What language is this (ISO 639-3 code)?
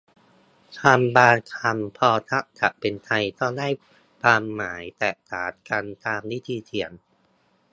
tha